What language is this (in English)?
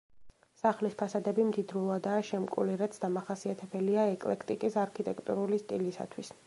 Georgian